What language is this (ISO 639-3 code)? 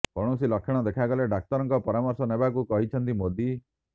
ori